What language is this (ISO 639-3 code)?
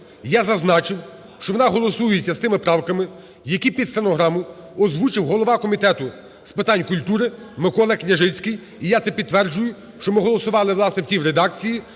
ukr